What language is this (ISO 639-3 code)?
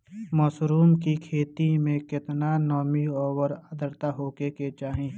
bho